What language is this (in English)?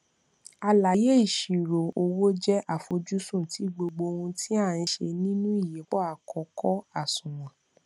Yoruba